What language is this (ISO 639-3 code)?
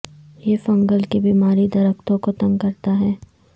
urd